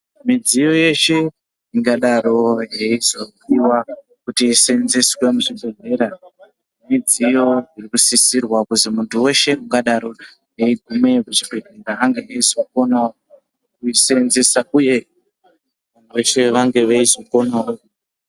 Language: Ndau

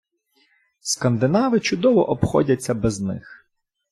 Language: Ukrainian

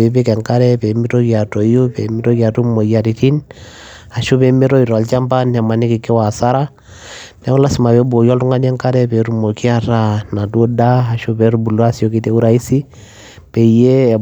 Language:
Masai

